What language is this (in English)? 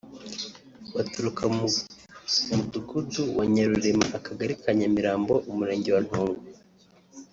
Kinyarwanda